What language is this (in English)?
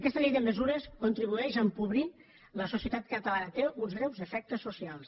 Catalan